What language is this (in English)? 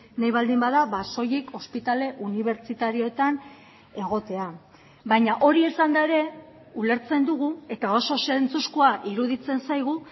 Basque